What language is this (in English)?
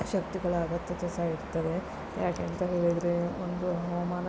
Kannada